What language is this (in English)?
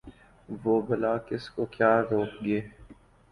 Urdu